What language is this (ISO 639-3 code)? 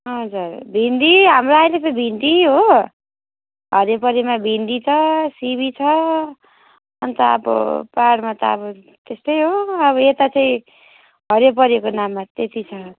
nep